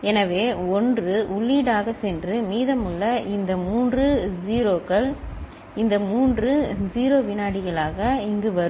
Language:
Tamil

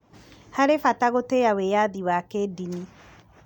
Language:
Kikuyu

